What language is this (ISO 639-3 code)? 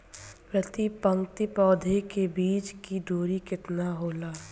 bho